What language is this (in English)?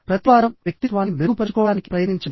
Telugu